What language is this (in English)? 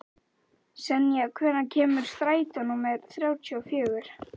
Icelandic